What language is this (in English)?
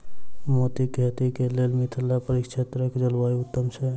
Maithili